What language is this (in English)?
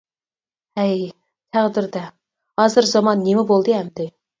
Uyghur